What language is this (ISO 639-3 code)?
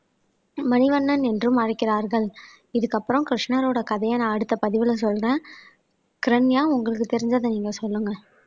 tam